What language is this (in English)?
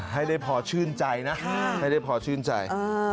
Thai